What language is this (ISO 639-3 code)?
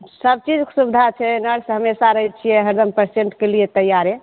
mai